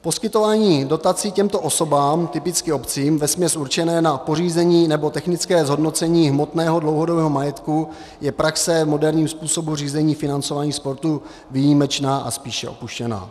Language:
Czech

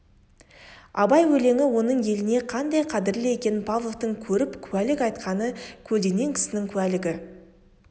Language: Kazakh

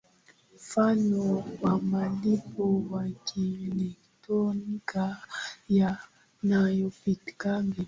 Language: Swahili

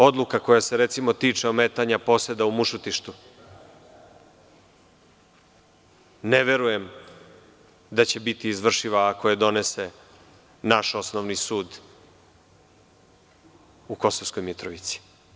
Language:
Serbian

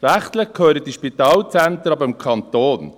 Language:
Swiss German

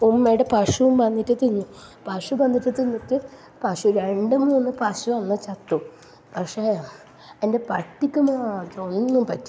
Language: Malayalam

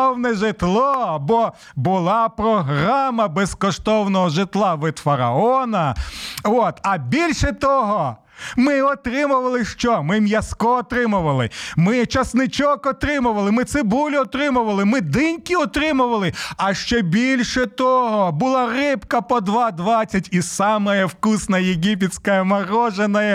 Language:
Ukrainian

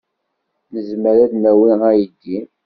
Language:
Kabyle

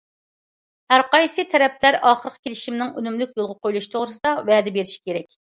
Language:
Uyghur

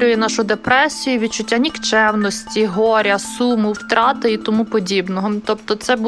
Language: Ukrainian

